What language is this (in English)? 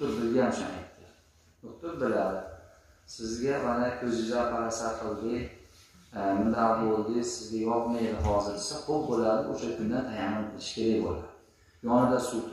Turkish